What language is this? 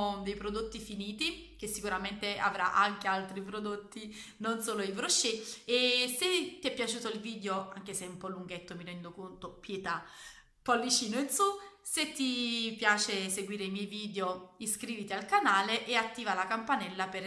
Italian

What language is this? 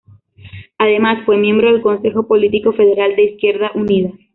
Spanish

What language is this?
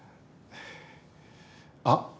Japanese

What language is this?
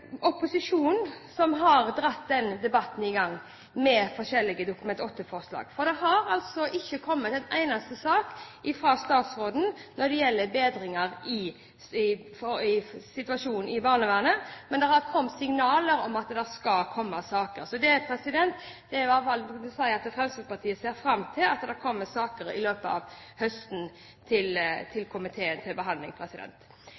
Norwegian Bokmål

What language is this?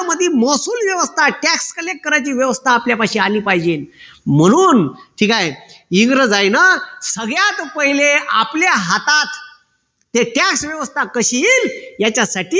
Marathi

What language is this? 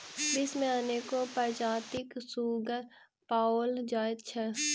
Maithili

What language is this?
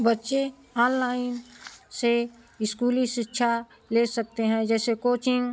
Hindi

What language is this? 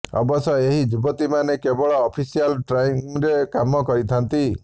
Odia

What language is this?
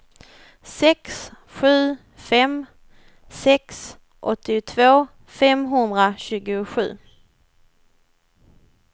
Swedish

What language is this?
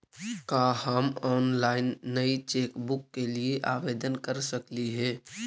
Magahi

